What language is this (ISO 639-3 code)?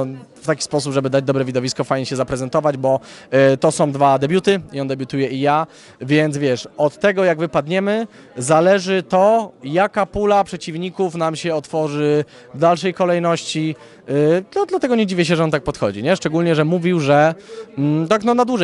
pol